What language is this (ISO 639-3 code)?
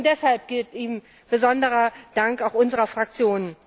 deu